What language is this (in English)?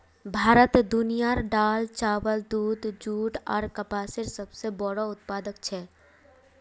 Magahi